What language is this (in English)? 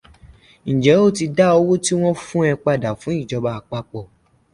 Yoruba